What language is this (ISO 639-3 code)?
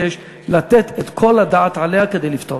heb